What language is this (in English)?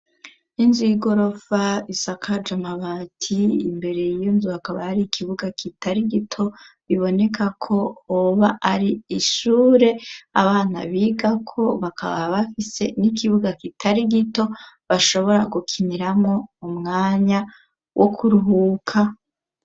Rundi